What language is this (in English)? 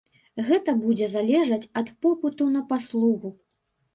Belarusian